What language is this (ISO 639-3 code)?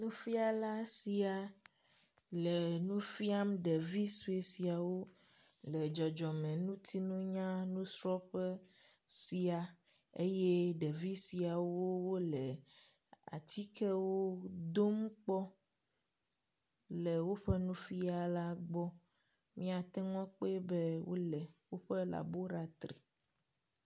ewe